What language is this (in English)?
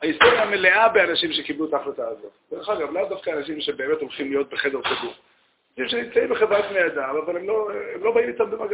Hebrew